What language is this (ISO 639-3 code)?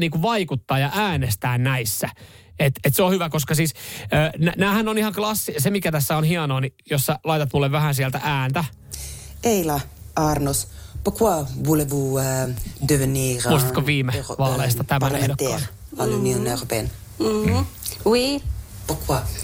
fin